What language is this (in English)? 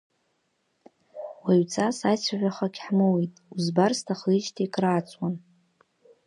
Abkhazian